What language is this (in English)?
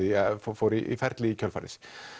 Icelandic